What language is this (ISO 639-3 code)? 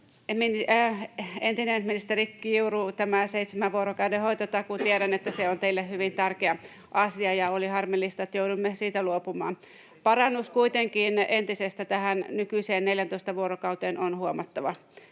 fin